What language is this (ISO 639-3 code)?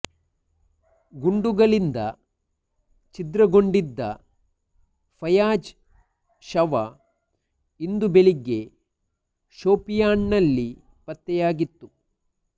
kan